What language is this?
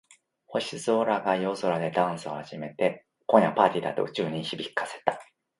Japanese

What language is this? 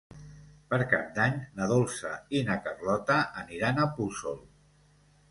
Catalan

